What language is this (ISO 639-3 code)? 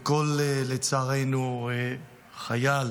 heb